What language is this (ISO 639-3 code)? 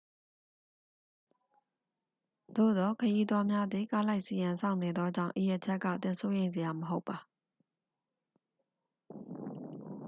mya